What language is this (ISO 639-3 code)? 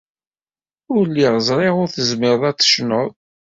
kab